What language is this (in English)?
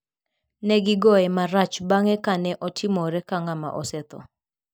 Luo (Kenya and Tanzania)